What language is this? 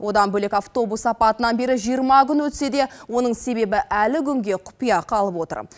Kazakh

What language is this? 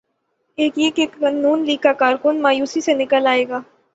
Urdu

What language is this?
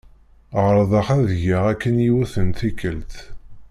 Kabyle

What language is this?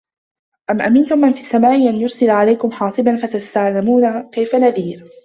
Arabic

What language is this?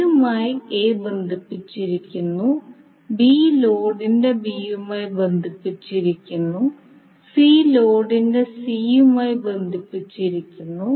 Malayalam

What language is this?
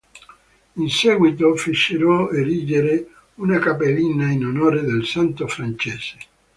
Italian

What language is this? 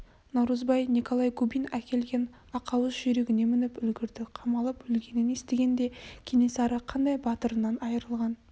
Kazakh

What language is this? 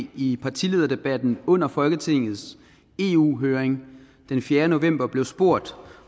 Danish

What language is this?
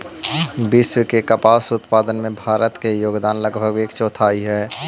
Magahi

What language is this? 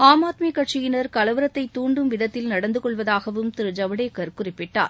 Tamil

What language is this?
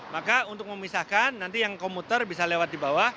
Indonesian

